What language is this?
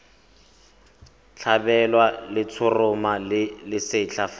Tswana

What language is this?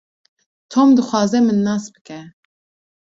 Kurdish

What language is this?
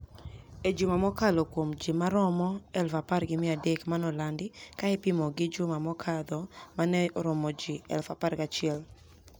Luo (Kenya and Tanzania)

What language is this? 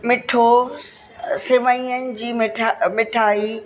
Sindhi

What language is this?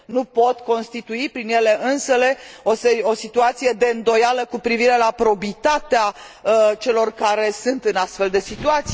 Romanian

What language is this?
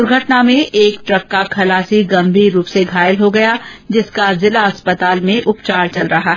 Hindi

